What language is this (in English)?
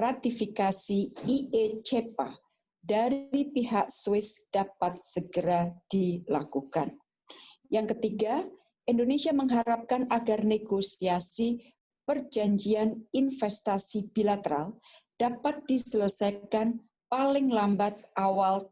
Indonesian